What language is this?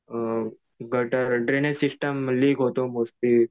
Marathi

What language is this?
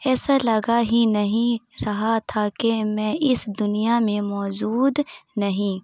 Urdu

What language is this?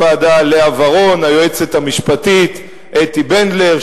Hebrew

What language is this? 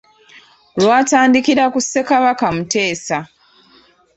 Ganda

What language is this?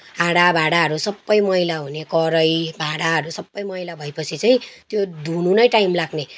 Nepali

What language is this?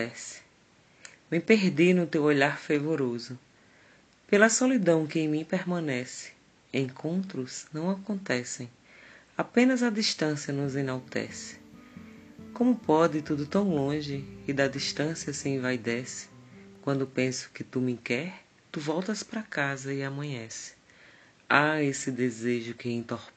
Portuguese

